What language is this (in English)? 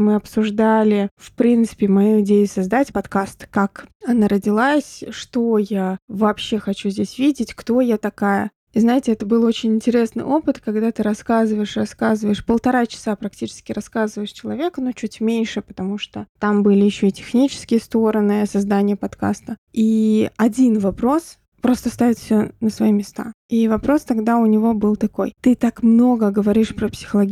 Russian